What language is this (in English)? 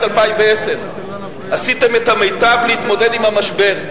Hebrew